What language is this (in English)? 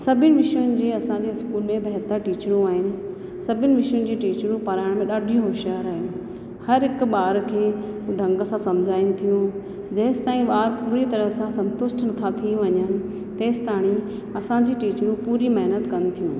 Sindhi